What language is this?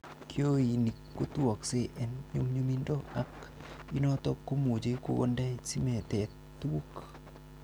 Kalenjin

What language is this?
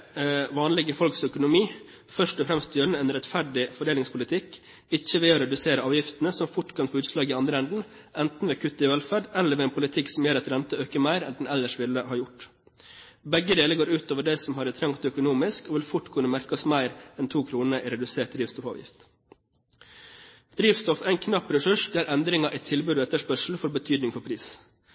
Norwegian Bokmål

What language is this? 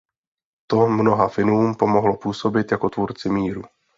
Czech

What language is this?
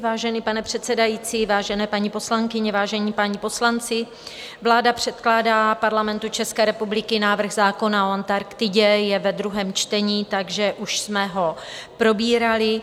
Czech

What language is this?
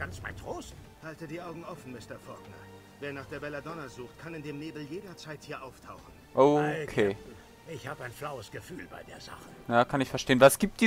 German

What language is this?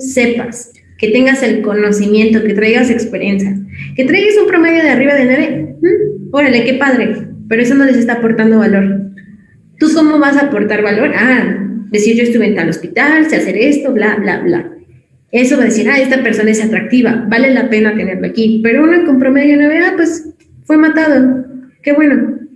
Spanish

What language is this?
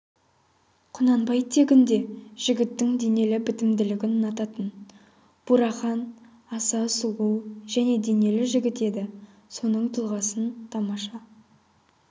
Kazakh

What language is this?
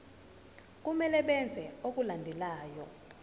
Zulu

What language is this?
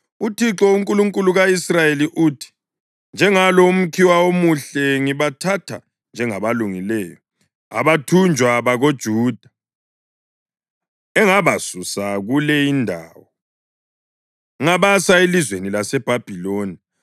North Ndebele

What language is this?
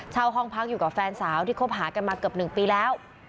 Thai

